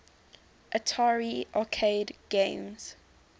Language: English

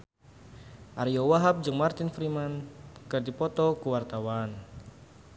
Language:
Sundanese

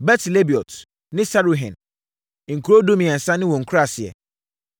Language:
Akan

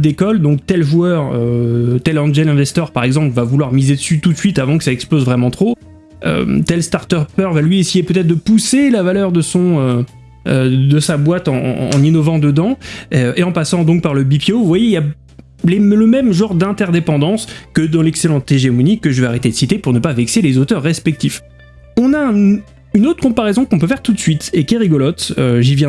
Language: French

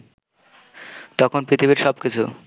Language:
Bangla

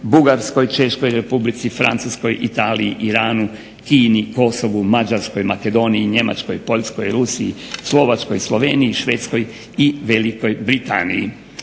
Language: Croatian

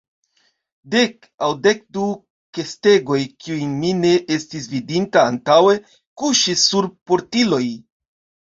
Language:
Esperanto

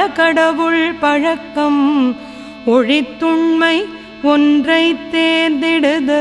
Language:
Tamil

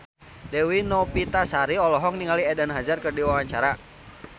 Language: Sundanese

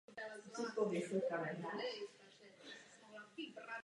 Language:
Czech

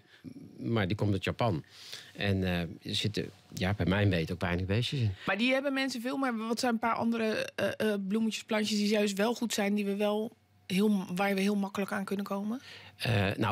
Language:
Dutch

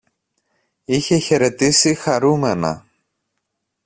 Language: Greek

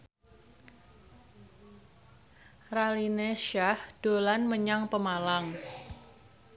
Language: Javanese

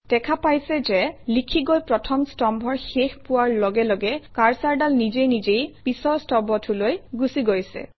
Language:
Assamese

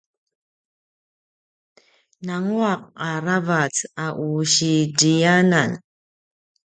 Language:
Paiwan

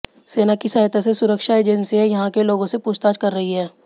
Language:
Hindi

